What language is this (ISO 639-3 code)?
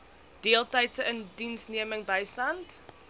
afr